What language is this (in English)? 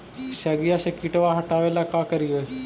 Magahi